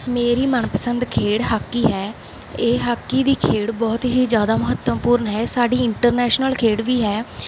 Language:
Punjabi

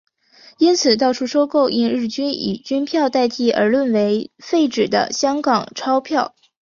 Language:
Chinese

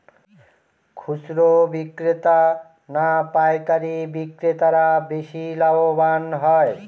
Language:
Bangla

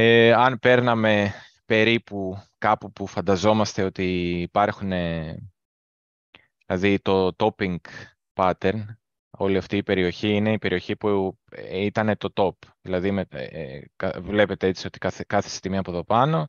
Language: Greek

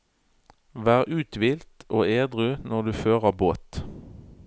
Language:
Norwegian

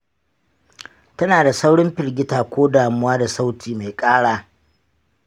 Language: Hausa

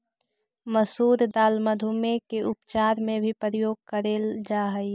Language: Magahi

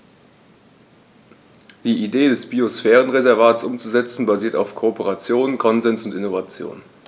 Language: German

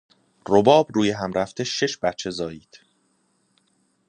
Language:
Persian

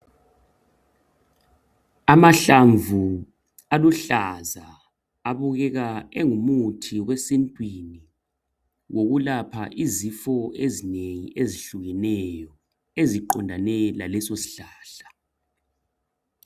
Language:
North Ndebele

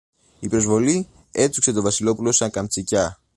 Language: Greek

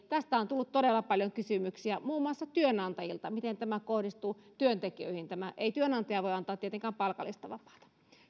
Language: Finnish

